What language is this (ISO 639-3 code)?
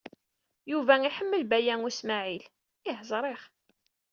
kab